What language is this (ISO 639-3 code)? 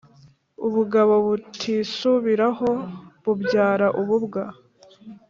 kin